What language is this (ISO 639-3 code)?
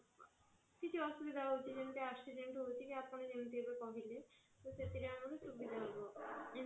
ori